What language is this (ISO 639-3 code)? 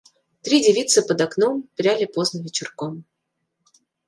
rus